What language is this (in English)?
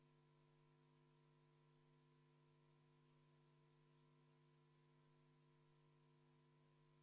Estonian